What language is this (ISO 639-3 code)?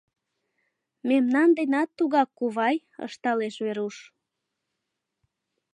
chm